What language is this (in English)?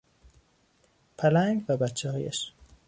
Persian